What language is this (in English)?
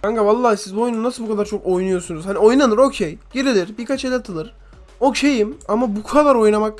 Turkish